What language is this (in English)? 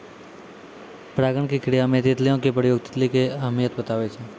Maithili